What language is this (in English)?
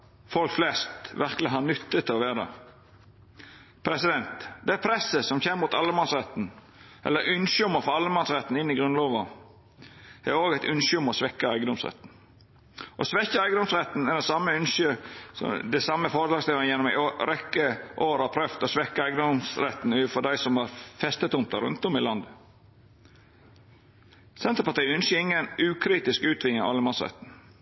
Norwegian Nynorsk